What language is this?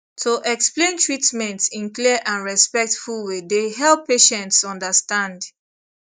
Nigerian Pidgin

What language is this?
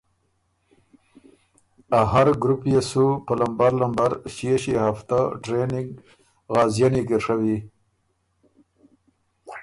Ormuri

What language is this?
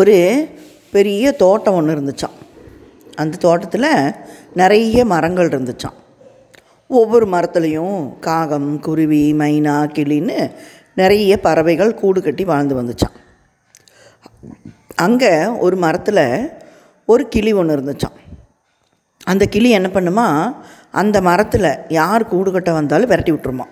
Tamil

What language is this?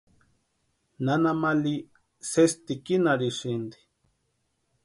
Western Highland Purepecha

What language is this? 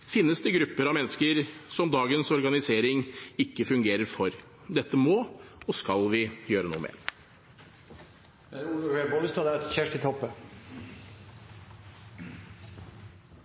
Norwegian Bokmål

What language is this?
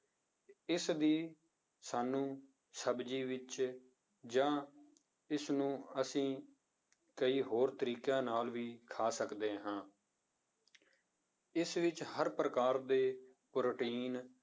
Punjabi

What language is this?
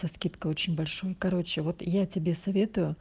Russian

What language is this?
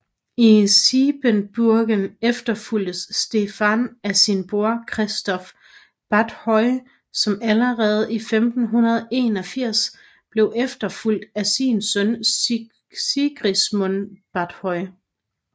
Danish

